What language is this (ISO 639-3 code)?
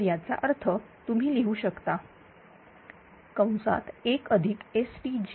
mar